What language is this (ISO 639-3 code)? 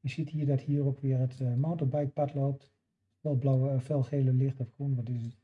nld